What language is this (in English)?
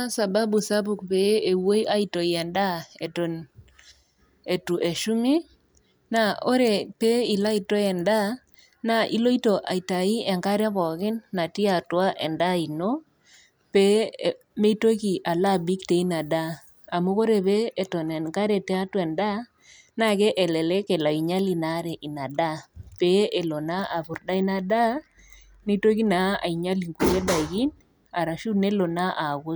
Masai